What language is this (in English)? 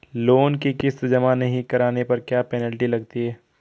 Hindi